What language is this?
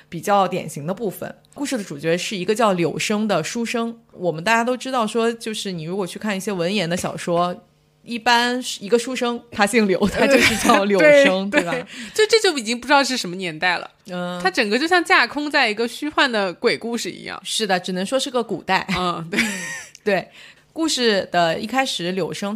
Chinese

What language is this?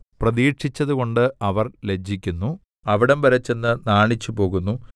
Malayalam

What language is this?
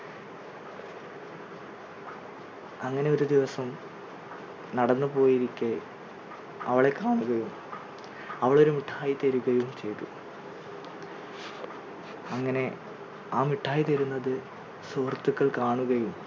Malayalam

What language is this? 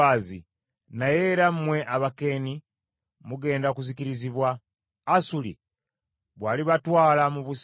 Ganda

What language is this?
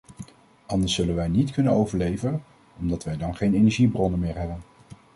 Dutch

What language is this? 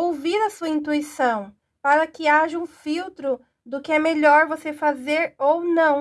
Portuguese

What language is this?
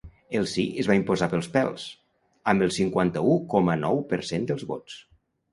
Catalan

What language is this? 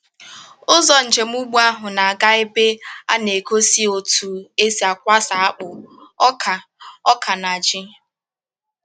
Igbo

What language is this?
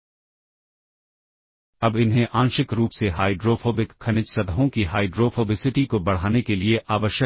Hindi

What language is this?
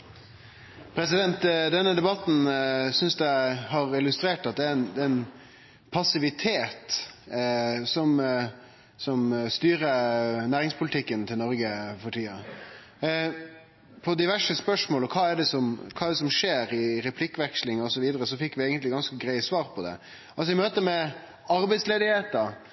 Norwegian Nynorsk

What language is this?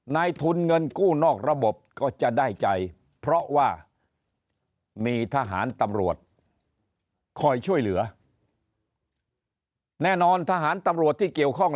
Thai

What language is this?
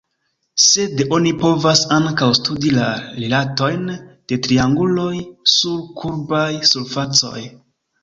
Esperanto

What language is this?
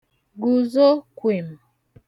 Igbo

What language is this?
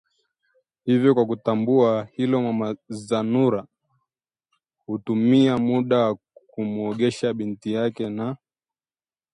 Swahili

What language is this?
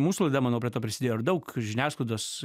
Lithuanian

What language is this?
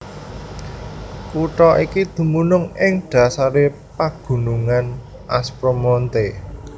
Javanese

